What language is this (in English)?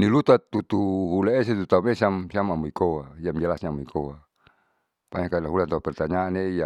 Saleman